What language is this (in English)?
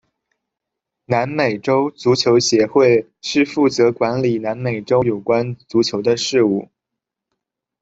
Chinese